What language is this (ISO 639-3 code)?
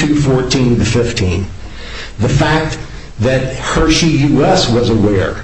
eng